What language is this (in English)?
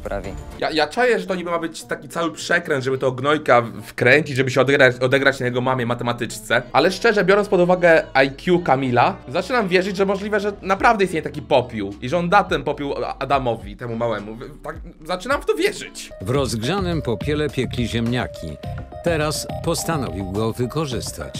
Polish